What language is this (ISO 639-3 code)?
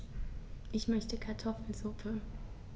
deu